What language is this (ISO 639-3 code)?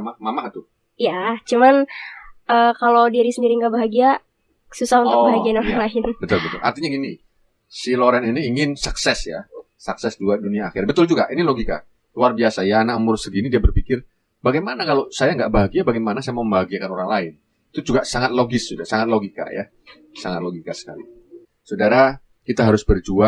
ind